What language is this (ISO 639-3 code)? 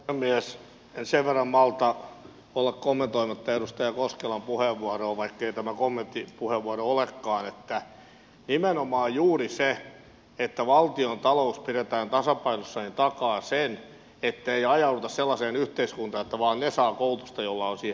fin